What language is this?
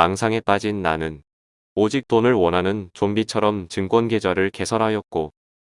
Korean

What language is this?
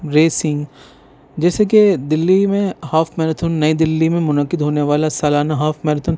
Urdu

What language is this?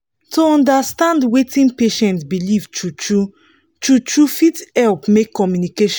Nigerian Pidgin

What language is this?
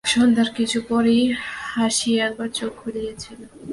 Bangla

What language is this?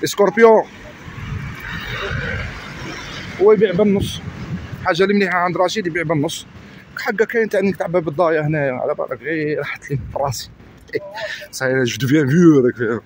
Arabic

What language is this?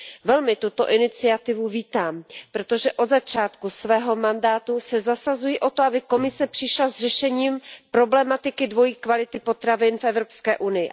Czech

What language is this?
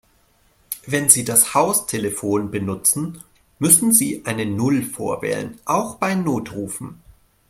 German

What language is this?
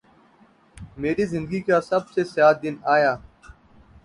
Urdu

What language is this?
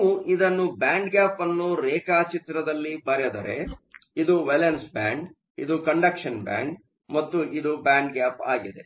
Kannada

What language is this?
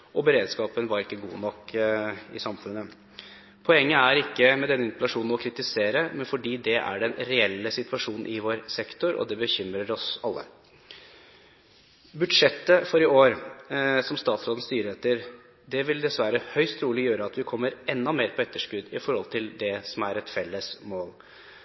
Norwegian Bokmål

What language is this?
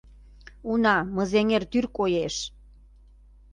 Mari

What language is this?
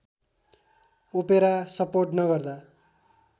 Nepali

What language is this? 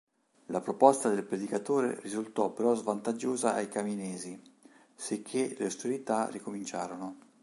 Italian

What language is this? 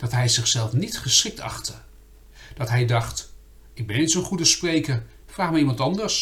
Dutch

